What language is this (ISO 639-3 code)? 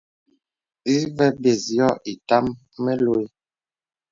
beb